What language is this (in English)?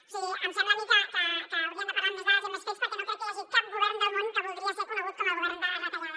Catalan